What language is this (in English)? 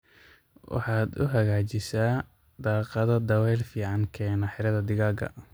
Somali